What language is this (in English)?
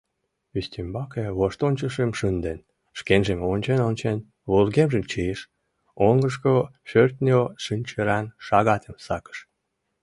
Mari